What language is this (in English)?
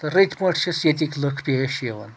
Kashmiri